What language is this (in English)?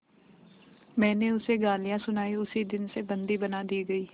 Hindi